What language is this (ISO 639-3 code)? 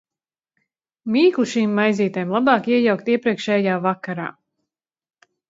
lav